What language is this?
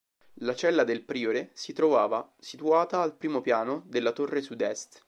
Italian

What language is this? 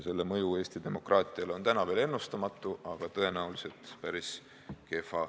Estonian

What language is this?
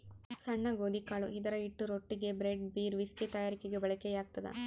Kannada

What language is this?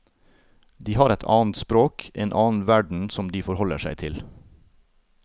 Norwegian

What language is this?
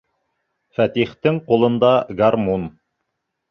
Bashkir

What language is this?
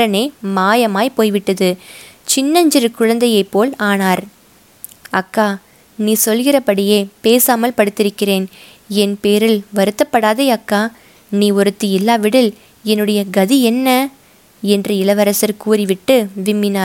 Tamil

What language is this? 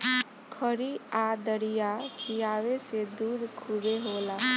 Bhojpuri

